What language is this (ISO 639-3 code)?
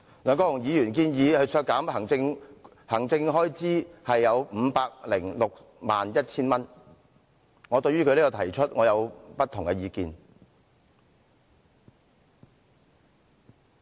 yue